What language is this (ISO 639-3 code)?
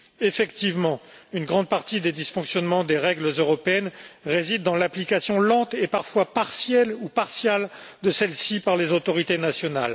fra